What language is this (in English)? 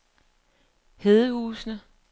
Danish